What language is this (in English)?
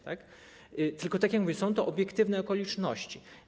Polish